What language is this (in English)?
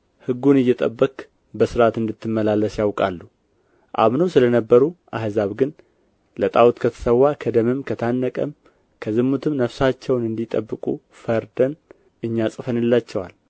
Amharic